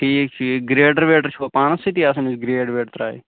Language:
Kashmiri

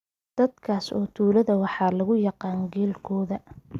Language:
Somali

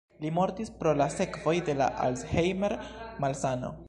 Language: Esperanto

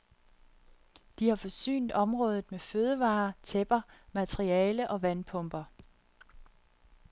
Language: Danish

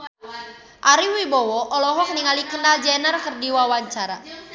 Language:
Sundanese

